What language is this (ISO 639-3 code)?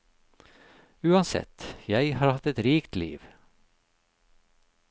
nor